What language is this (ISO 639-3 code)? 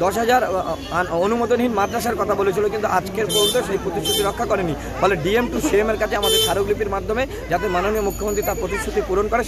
hin